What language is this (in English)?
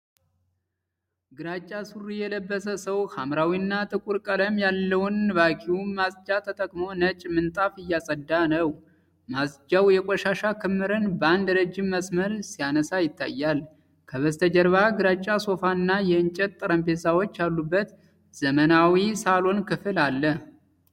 Amharic